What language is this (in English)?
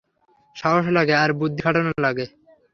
Bangla